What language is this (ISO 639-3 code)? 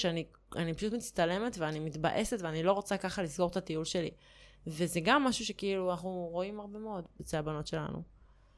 heb